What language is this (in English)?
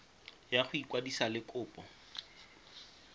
Tswana